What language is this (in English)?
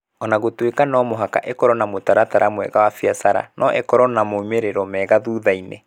Kikuyu